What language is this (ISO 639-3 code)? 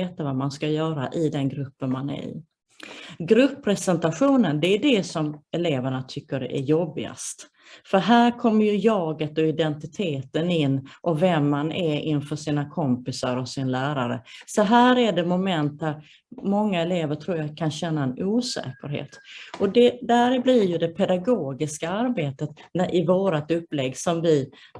swe